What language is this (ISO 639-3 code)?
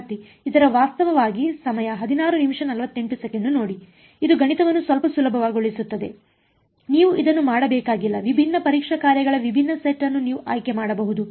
kan